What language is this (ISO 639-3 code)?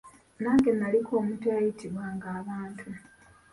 lug